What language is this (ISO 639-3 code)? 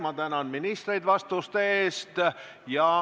est